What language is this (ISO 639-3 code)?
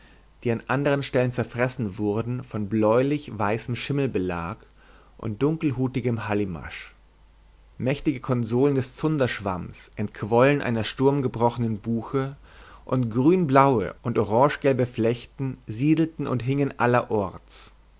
deu